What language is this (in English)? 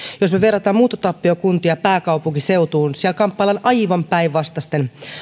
Finnish